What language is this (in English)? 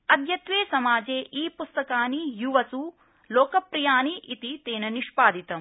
Sanskrit